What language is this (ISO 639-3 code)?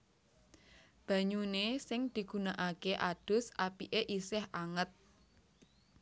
jav